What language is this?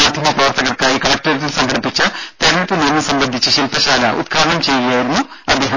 Malayalam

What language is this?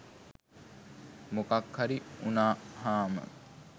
Sinhala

